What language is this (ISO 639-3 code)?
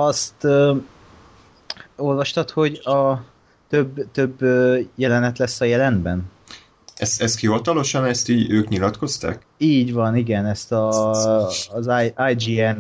hun